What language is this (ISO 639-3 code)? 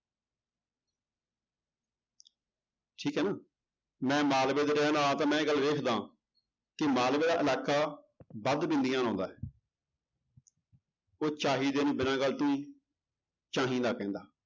pan